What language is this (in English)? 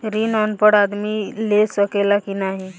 Bhojpuri